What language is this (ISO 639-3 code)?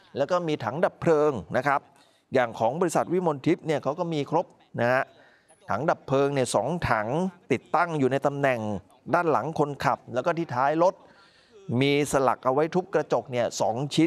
tha